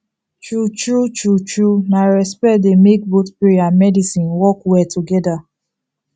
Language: Nigerian Pidgin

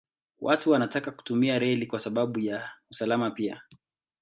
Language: Swahili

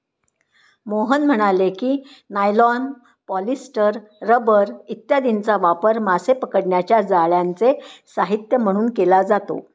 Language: Marathi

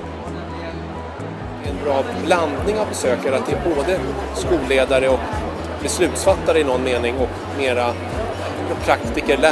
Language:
Swedish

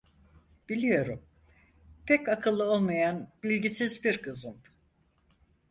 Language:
Turkish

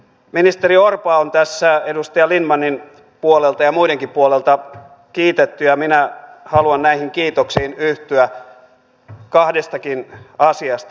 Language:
Finnish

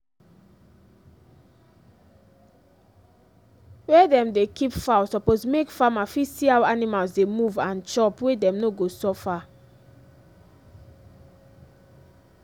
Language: Nigerian Pidgin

